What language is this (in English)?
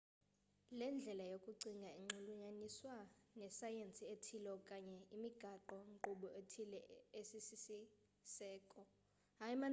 Xhosa